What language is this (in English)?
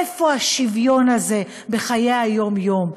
Hebrew